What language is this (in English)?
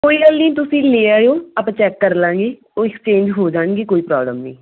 Punjabi